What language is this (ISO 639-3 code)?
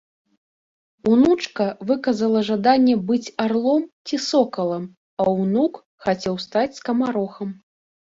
bel